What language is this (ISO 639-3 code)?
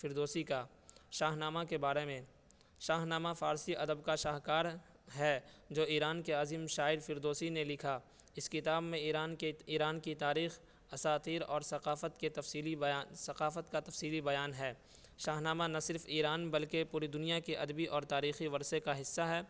urd